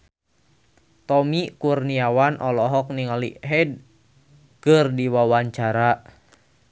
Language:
Sundanese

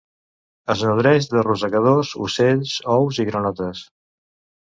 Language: Catalan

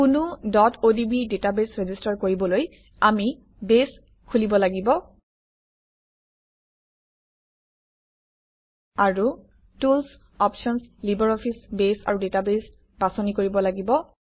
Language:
Assamese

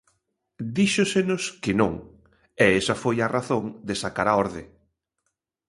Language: Galician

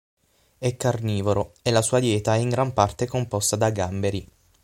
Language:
Italian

